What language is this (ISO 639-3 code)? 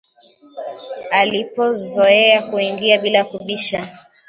swa